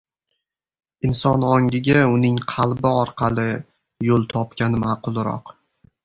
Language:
Uzbek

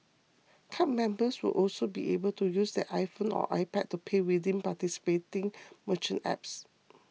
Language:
English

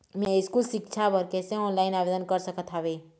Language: Chhattisgarhi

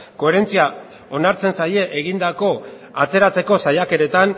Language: Basque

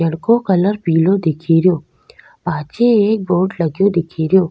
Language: Rajasthani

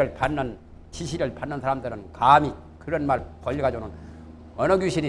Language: Korean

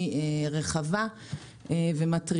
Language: Hebrew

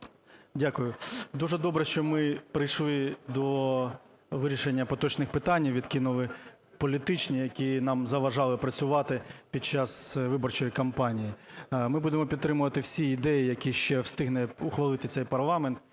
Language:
Ukrainian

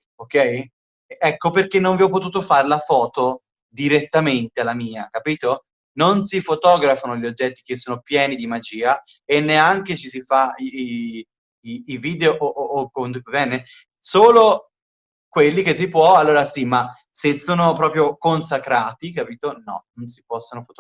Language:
Italian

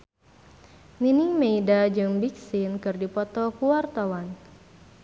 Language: Sundanese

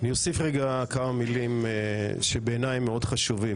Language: Hebrew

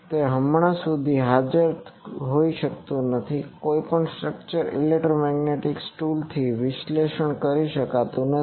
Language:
Gujarati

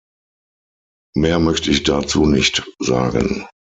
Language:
German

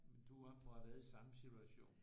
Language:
Danish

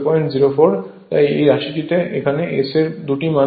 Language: Bangla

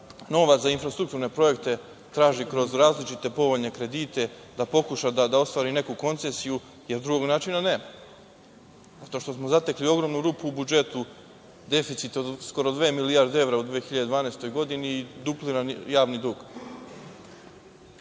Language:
Serbian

